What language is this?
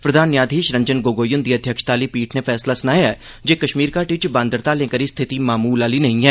Dogri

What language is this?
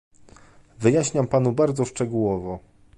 Polish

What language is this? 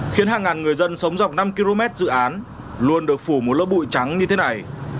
Vietnamese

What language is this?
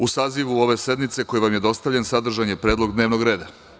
Serbian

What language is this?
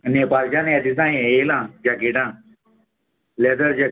Konkani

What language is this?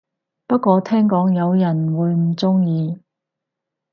Cantonese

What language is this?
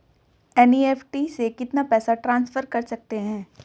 Hindi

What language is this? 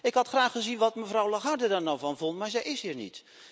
Dutch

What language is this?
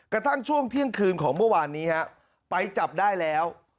Thai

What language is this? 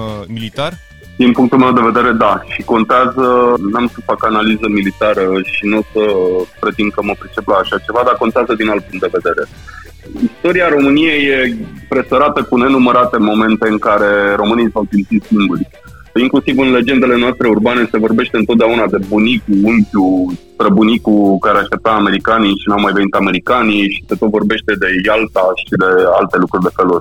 Romanian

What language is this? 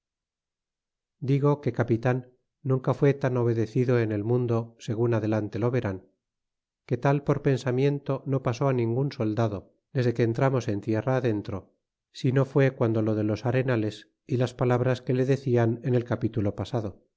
Spanish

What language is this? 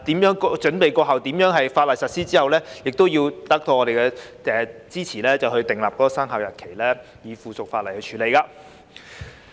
Cantonese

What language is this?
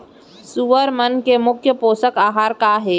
Chhattisgarhi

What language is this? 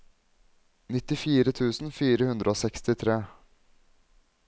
Norwegian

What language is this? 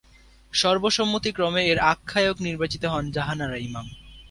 Bangla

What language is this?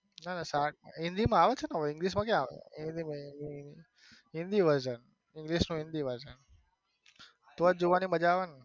Gujarati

